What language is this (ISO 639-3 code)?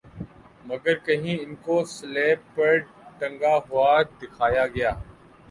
urd